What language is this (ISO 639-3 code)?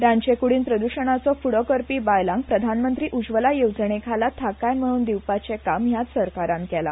kok